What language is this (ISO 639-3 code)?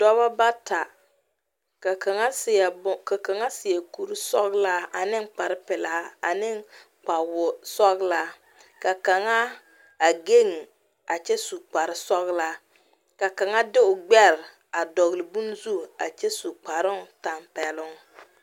dga